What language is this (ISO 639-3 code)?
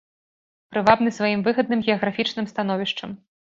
bel